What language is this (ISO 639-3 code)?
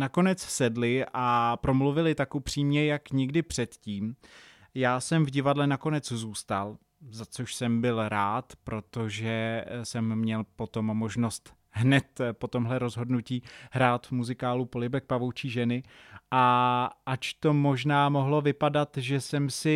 ces